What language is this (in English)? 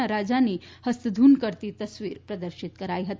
Gujarati